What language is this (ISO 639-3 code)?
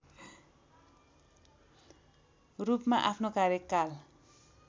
nep